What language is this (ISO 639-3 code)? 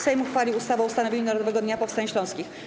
pol